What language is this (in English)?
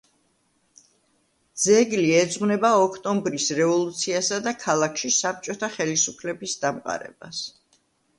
Georgian